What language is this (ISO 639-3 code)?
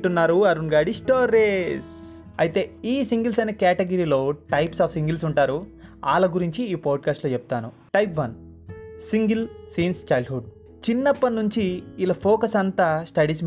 tel